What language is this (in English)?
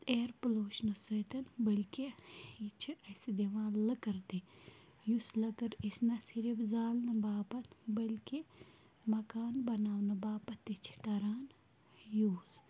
Kashmiri